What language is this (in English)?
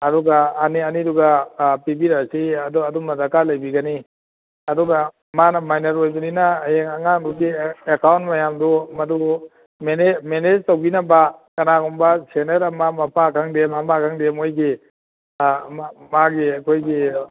Manipuri